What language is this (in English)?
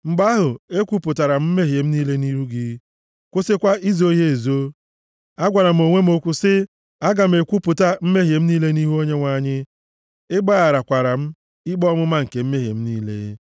Igbo